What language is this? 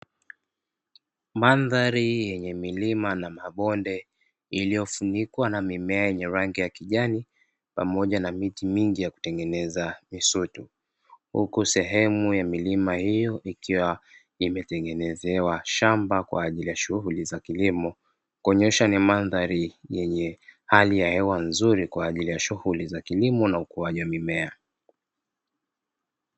Swahili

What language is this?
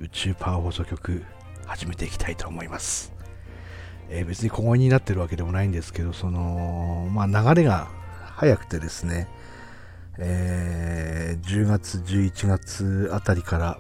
Japanese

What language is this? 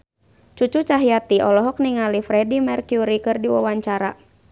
Sundanese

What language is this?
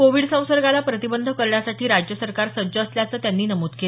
Marathi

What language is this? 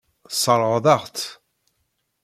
Kabyle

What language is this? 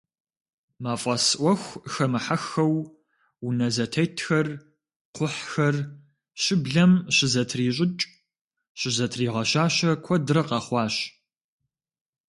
Kabardian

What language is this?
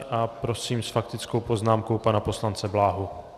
Czech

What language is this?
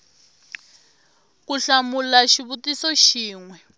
Tsonga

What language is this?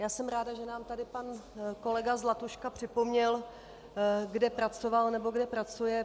Czech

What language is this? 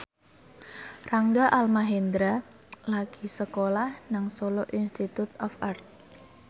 Javanese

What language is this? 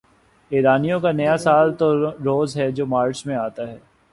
Urdu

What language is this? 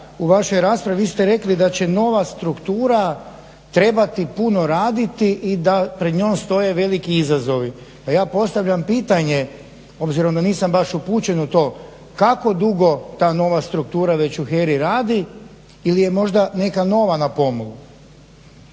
Croatian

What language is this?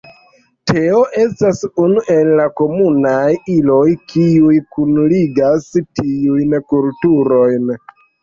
Esperanto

